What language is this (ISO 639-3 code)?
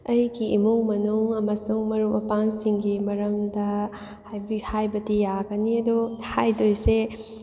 mni